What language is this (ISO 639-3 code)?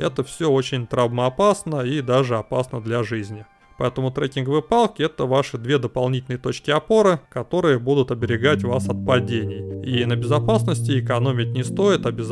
rus